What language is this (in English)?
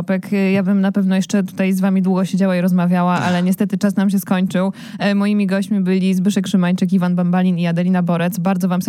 Polish